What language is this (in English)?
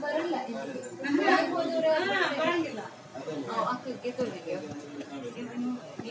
Kannada